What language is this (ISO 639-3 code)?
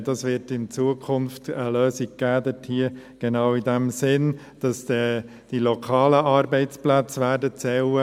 gsw